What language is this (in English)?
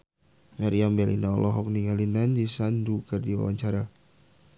Sundanese